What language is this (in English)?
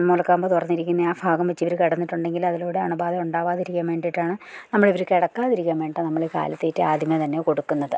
Malayalam